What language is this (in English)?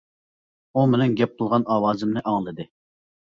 Uyghur